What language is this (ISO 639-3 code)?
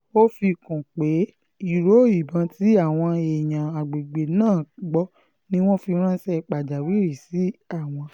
yor